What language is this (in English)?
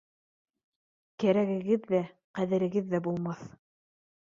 Bashkir